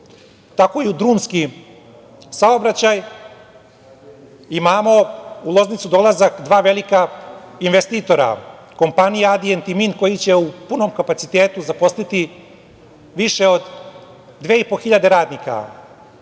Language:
Serbian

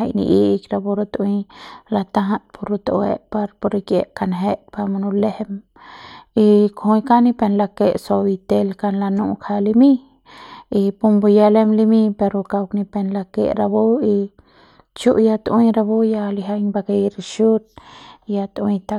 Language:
Central Pame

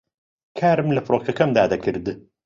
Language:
Central Kurdish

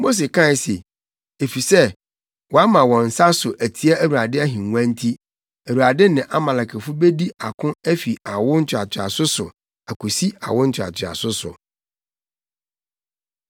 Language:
Akan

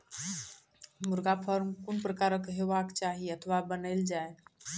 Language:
Maithili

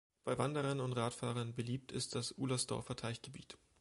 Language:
German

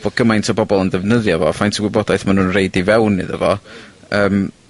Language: Welsh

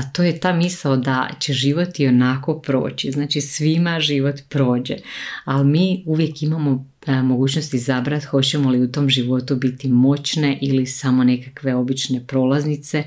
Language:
Croatian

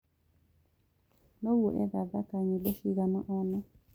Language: Kikuyu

